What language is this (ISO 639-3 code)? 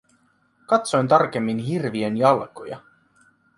fin